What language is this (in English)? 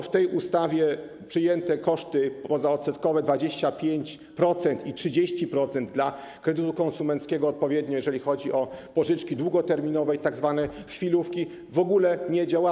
Polish